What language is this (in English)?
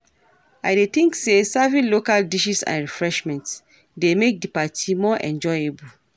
Nigerian Pidgin